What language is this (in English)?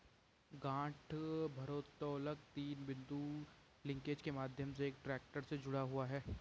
Hindi